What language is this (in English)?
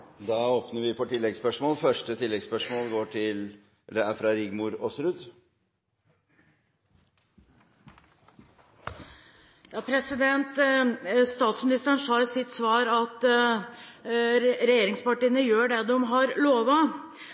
Norwegian